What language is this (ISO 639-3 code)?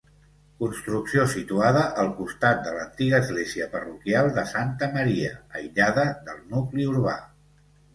cat